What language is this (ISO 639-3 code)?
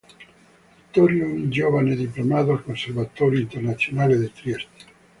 ita